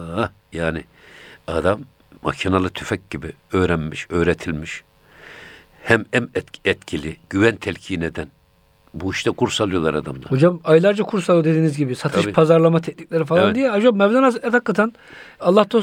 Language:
Turkish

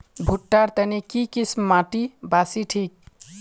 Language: Magahi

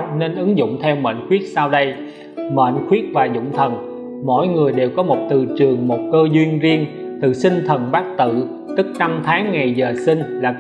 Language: Vietnamese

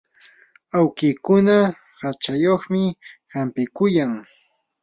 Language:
Yanahuanca Pasco Quechua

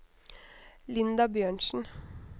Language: Norwegian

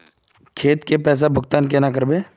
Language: Magahi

